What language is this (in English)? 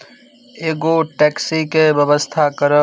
Maithili